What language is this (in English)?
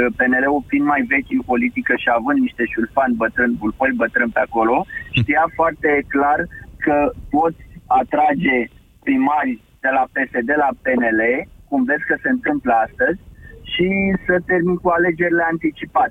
Romanian